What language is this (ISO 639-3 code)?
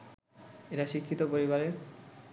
ben